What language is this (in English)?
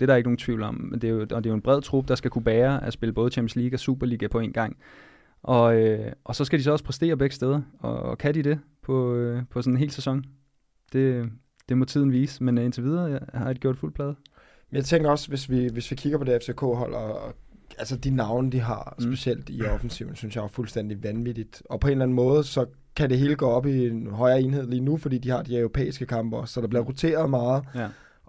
Danish